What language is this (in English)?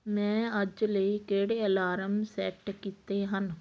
Punjabi